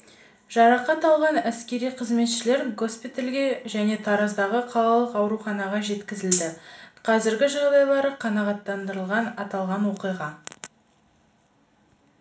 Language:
Kazakh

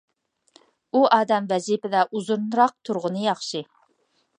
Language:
Uyghur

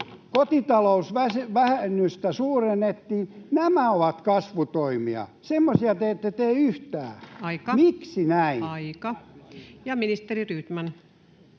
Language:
Finnish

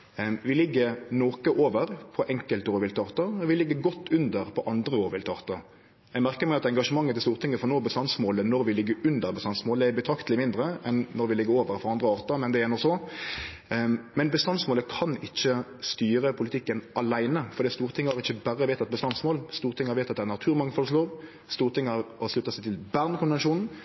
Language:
Norwegian Nynorsk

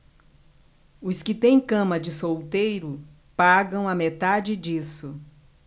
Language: Portuguese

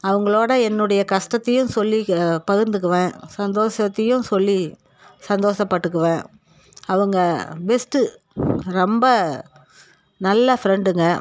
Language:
Tamil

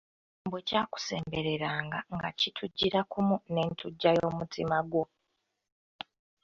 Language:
Ganda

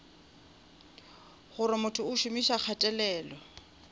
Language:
Northern Sotho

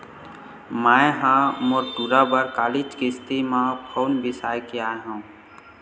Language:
Chhattisgarhi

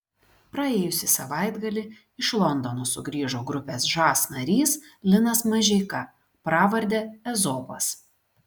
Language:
Lithuanian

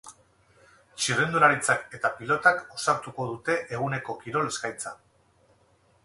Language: Basque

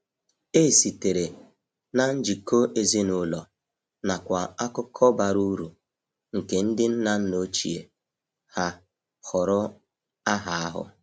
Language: Igbo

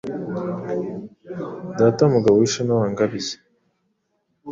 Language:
Kinyarwanda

